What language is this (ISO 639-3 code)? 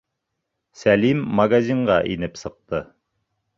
bak